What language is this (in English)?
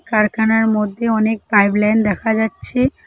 Bangla